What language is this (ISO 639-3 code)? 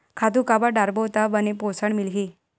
hne